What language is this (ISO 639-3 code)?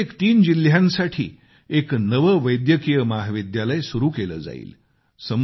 mar